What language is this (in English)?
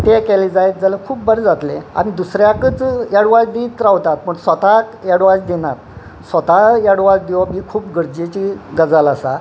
Konkani